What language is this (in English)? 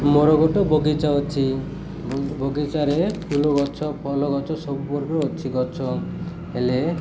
Odia